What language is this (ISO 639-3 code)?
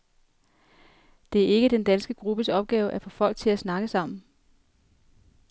dan